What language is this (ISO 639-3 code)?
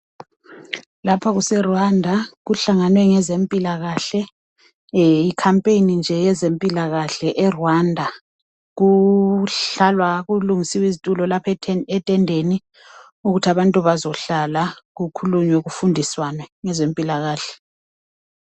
nde